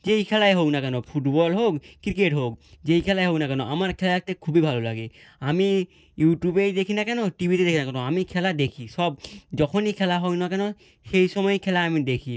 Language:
Bangla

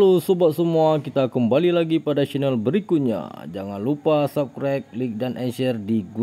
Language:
Indonesian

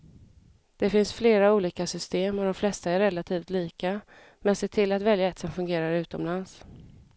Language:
Swedish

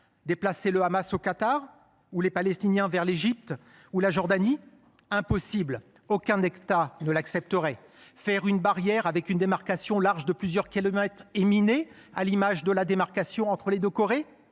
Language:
French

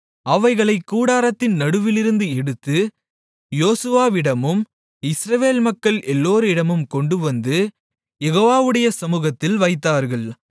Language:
Tamil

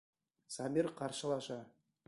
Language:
Bashkir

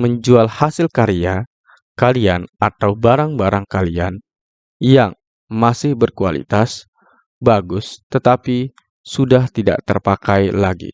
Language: Indonesian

